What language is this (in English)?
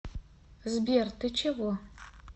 Russian